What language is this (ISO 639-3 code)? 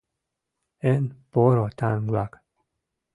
chm